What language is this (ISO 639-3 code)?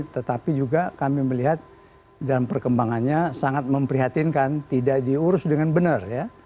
ind